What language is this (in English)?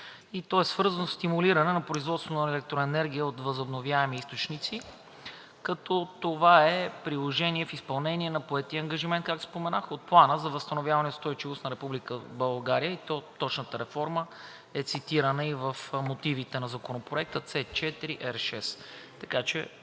Bulgarian